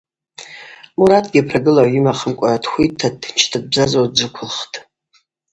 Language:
Abaza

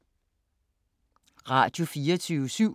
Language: Danish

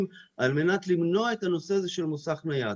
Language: Hebrew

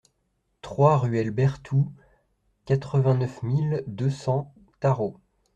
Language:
French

